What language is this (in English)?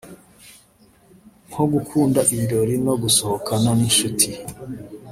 Kinyarwanda